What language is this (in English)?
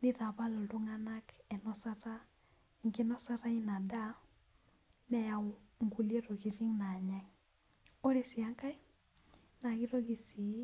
Masai